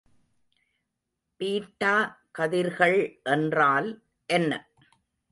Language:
Tamil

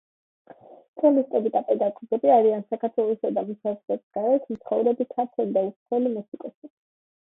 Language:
Georgian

